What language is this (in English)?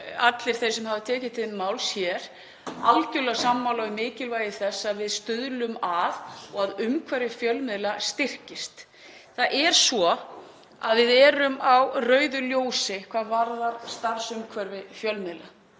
Icelandic